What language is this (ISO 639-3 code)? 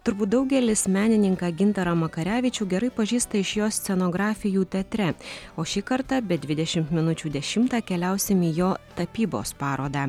lit